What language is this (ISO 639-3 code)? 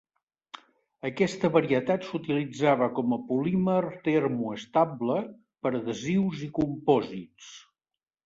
cat